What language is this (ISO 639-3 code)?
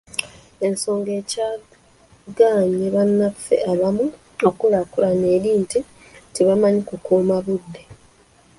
lug